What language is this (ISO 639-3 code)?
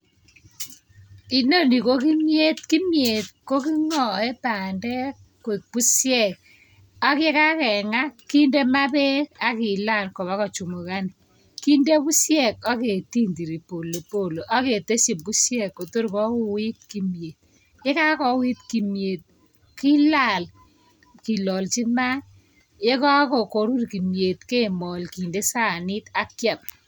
kln